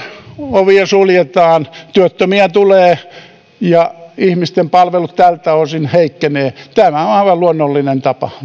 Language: Finnish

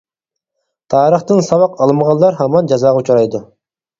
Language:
Uyghur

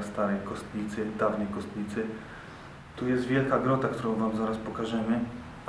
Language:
Polish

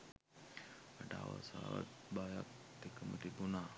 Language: Sinhala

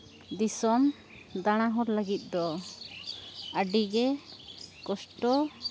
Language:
Santali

